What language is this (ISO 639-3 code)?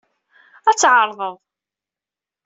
kab